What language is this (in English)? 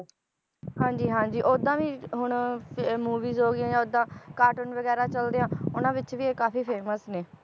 Punjabi